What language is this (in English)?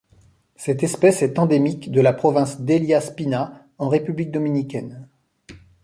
French